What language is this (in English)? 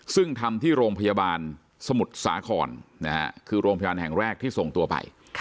Thai